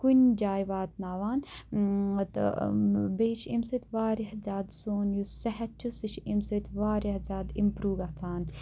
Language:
Kashmiri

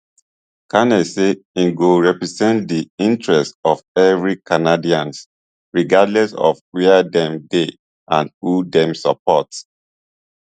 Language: Nigerian Pidgin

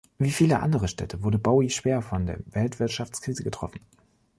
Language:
German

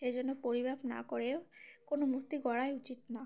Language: Bangla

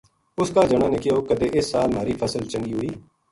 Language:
Gujari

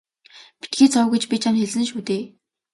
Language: Mongolian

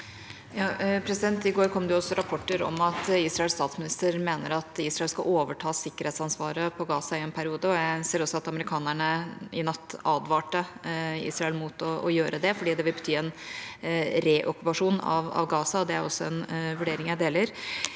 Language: Norwegian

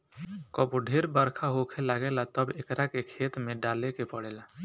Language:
Bhojpuri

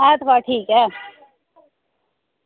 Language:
Dogri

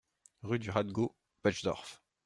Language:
French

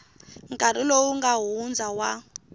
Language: Tsonga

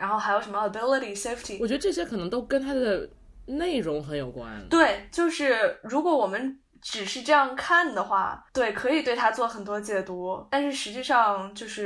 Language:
Chinese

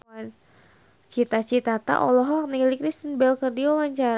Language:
Sundanese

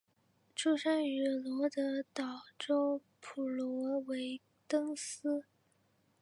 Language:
Chinese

